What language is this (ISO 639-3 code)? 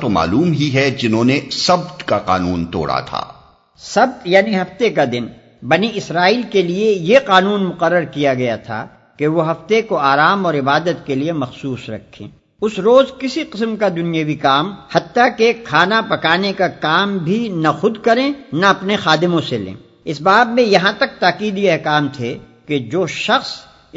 urd